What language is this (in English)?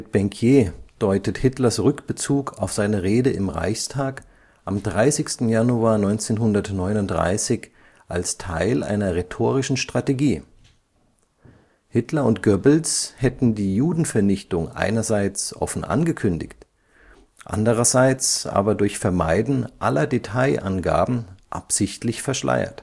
German